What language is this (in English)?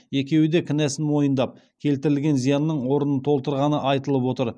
Kazakh